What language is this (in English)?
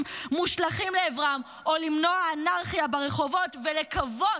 Hebrew